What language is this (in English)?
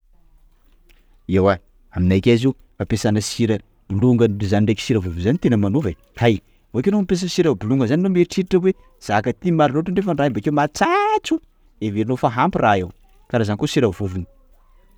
Sakalava Malagasy